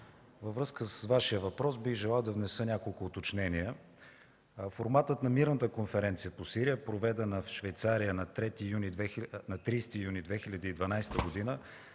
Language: Bulgarian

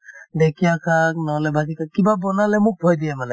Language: Assamese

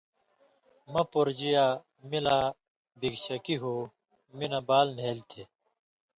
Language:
Indus Kohistani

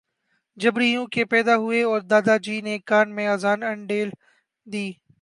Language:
Urdu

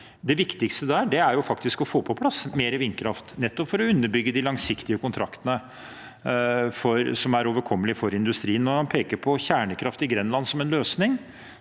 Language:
Norwegian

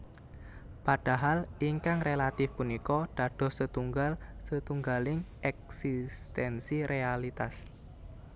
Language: Javanese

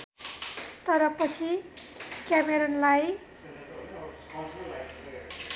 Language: Nepali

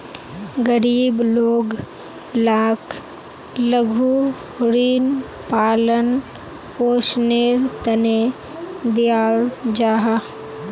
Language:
Magahi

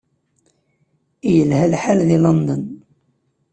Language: Kabyle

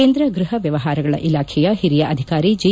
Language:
Kannada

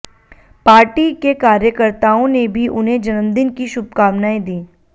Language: Hindi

